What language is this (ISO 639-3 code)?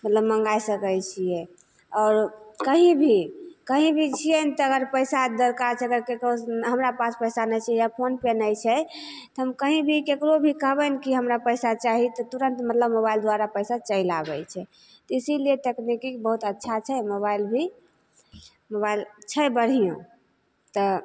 mai